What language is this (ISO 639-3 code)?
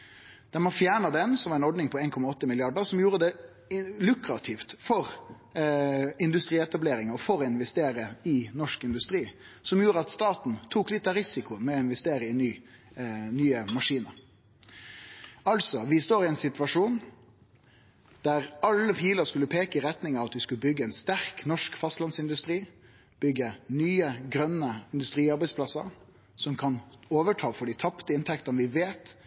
nno